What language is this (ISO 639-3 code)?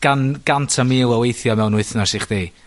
cym